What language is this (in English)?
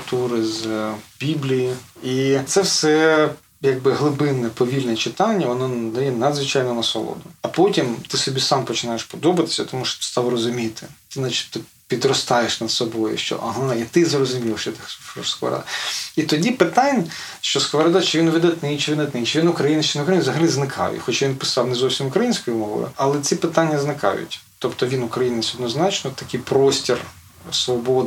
Ukrainian